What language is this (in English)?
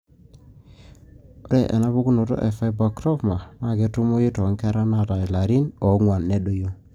Masai